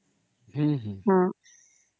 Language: Odia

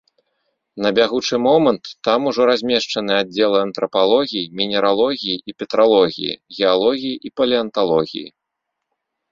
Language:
Belarusian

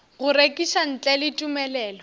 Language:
Northern Sotho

